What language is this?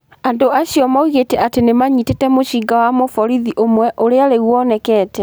Kikuyu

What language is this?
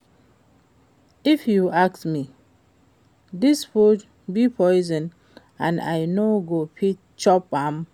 Nigerian Pidgin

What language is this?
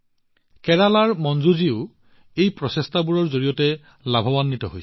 Assamese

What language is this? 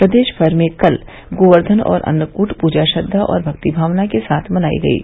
Hindi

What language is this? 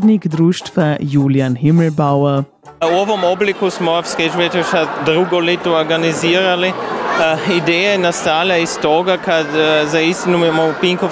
Croatian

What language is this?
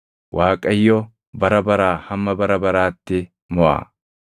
Oromo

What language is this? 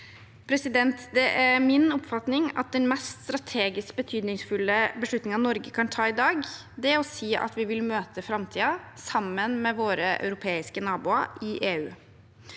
Norwegian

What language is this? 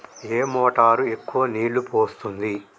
Telugu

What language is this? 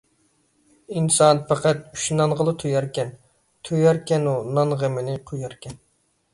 Uyghur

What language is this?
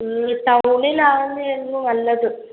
Malayalam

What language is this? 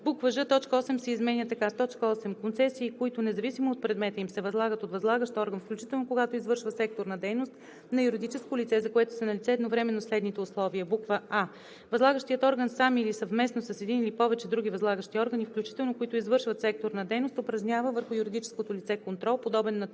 Bulgarian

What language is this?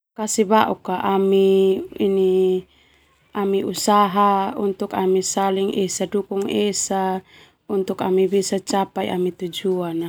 Termanu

